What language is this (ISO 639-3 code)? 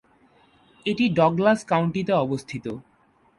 ben